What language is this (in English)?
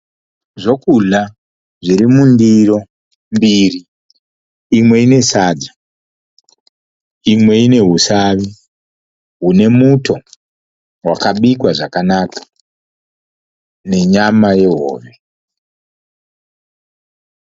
Shona